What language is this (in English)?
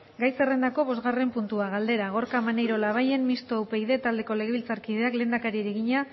Basque